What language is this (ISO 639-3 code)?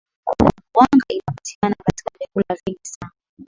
swa